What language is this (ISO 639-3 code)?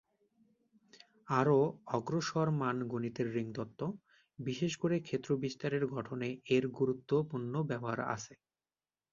ben